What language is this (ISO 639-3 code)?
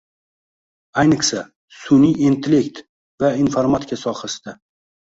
uzb